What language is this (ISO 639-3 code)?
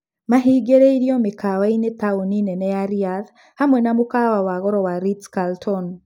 kik